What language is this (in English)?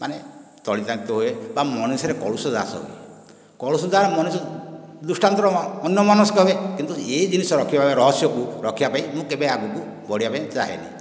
Odia